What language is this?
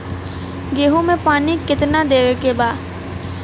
Bhojpuri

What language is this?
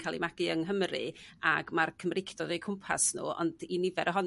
Welsh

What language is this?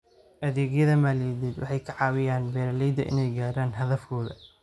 Somali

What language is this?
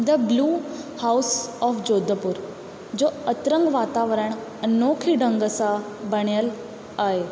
Sindhi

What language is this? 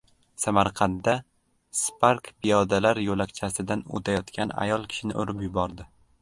Uzbek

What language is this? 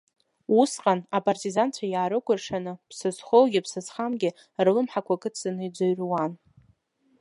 Abkhazian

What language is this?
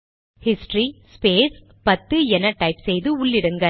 Tamil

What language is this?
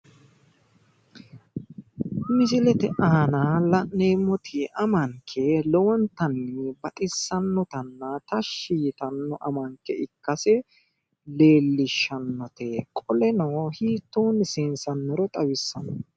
Sidamo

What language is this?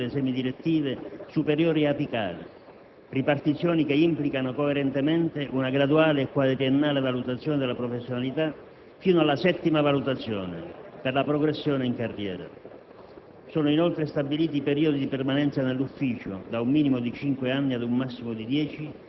Italian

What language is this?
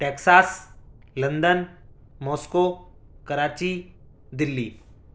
Urdu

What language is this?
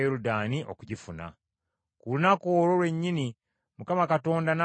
Ganda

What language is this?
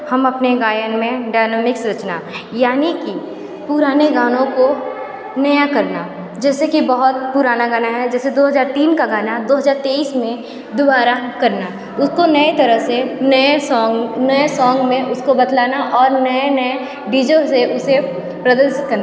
Hindi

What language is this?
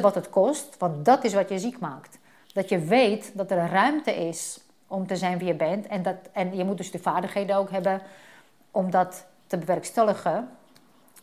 Dutch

